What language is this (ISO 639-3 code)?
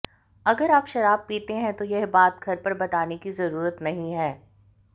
hin